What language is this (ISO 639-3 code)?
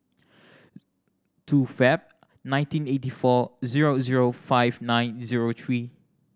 eng